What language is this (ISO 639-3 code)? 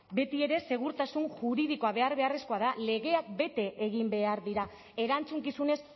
eus